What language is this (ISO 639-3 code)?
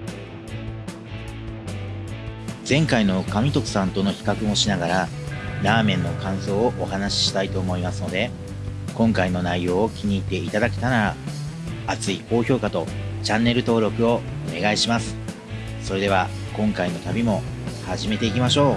jpn